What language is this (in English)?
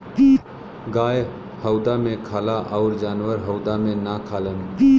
Bhojpuri